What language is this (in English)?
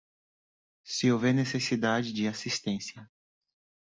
Portuguese